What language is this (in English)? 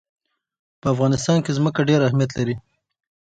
Pashto